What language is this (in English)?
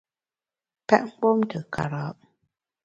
Bamun